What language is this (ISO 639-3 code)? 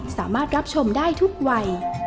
tha